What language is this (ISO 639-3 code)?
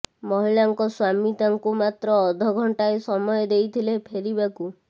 ori